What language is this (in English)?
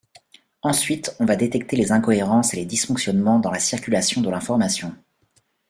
French